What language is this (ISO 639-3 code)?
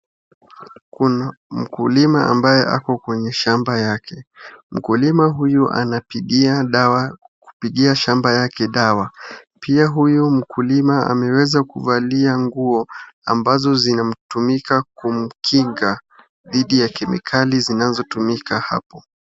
swa